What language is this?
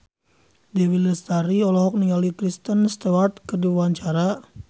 Sundanese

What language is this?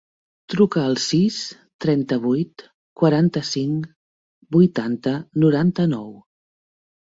Catalan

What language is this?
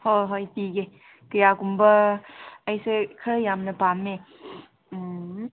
Manipuri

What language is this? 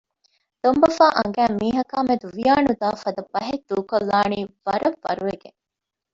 Divehi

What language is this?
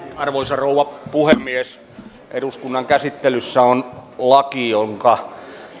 Finnish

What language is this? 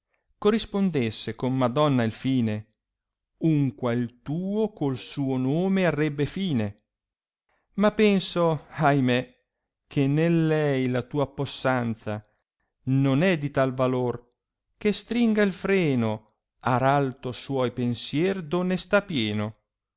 Italian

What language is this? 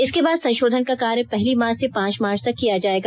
Hindi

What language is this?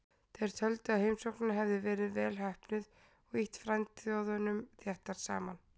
Icelandic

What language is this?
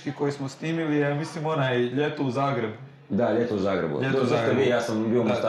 Croatian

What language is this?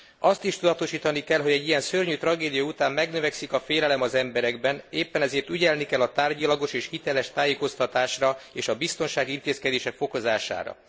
Hungarian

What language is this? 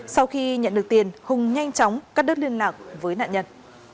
Vietnamese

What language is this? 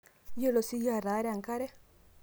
Masai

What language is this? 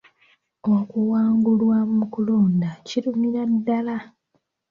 Ganda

